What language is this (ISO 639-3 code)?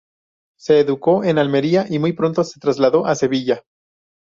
spa